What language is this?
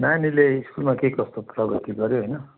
Nepali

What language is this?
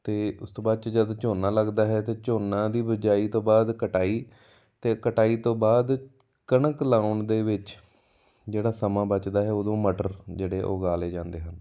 Punjabi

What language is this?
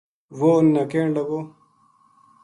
Gujari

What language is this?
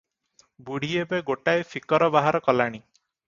Odia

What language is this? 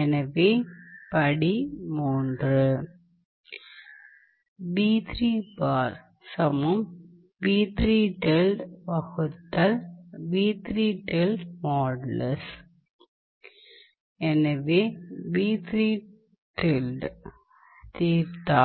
Tamil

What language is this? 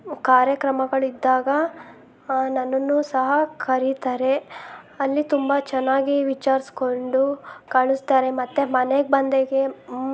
Kannada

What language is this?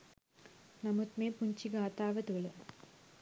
Sinhala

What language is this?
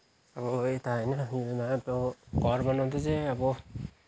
Nepali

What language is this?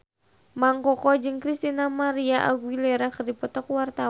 Sundanese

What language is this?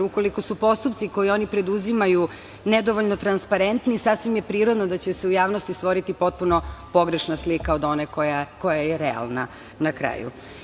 Serbian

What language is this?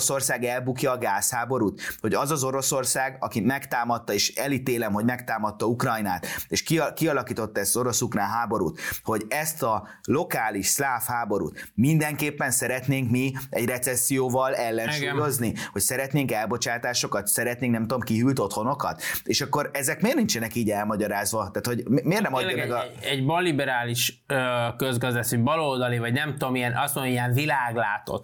Hungarian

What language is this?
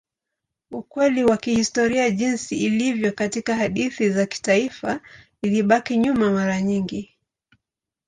Swahili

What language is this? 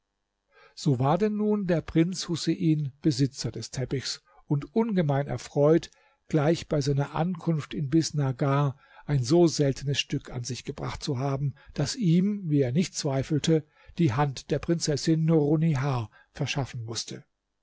German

